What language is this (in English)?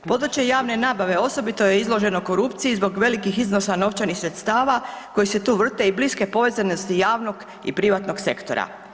Croatian